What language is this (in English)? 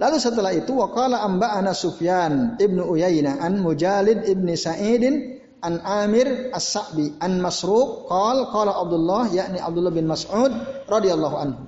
Indonesian